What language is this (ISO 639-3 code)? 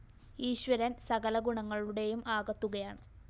mal